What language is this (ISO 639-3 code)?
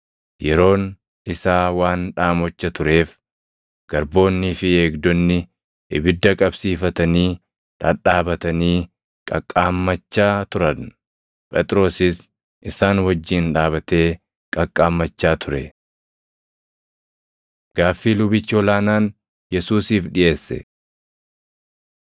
orm